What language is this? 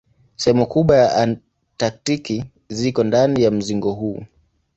Swahili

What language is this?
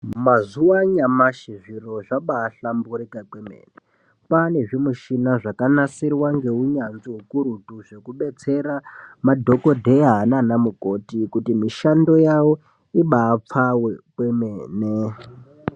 Ndau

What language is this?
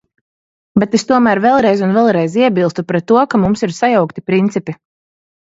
Latvian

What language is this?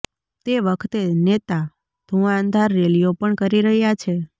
Gujarati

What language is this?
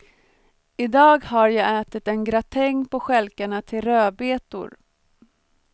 Swedish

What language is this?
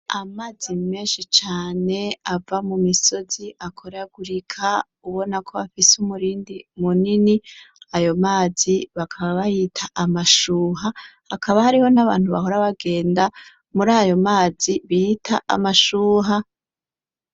Rundi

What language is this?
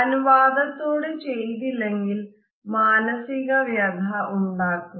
Malayalam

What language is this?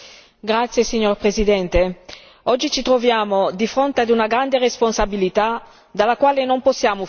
Italian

